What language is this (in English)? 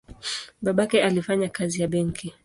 Swahili